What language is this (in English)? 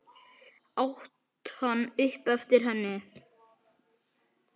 Icelandic